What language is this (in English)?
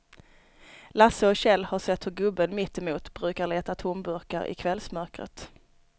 Swedish